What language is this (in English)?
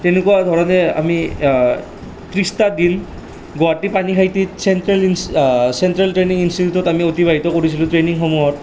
Assamese